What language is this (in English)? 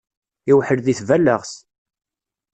Kabyle